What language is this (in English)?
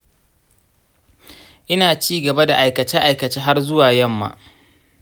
Hausa